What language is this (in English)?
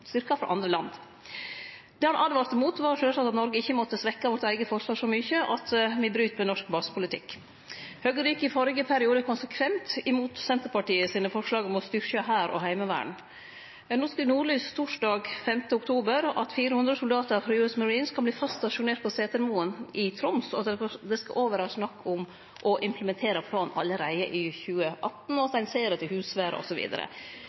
Norwegian Nynorsk